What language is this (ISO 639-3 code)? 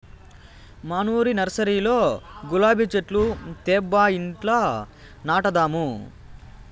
tel